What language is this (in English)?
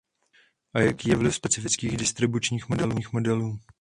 Czech